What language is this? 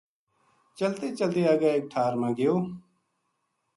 Gujari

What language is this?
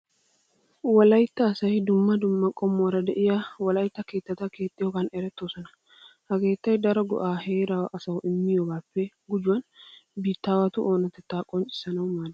Wolaytta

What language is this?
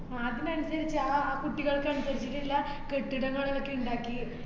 Malayalam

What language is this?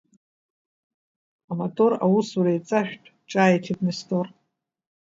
Abkhazian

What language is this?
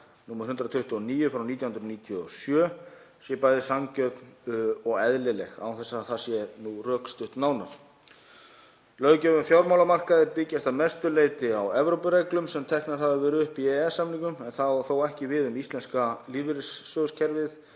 Icelandic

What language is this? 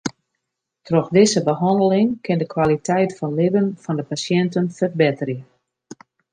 Western Frisian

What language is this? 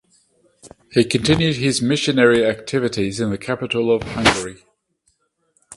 English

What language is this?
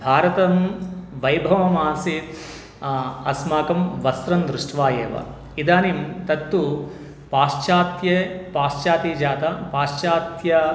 Sanskrit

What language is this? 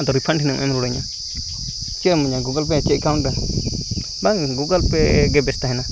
Santali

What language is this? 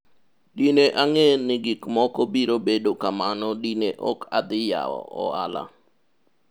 Luo (Kenya and Tanzania)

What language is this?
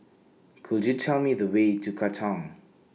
English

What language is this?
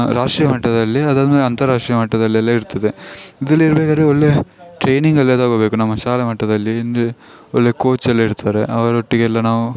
Kannada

